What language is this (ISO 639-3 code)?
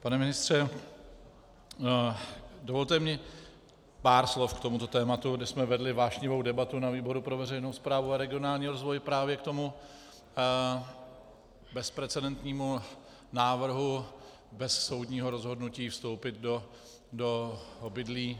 ces